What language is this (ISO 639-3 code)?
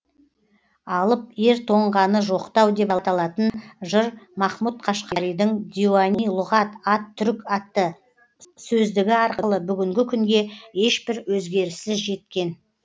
kaz